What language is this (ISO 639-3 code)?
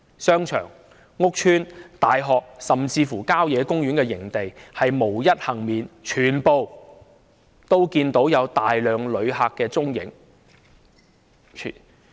yue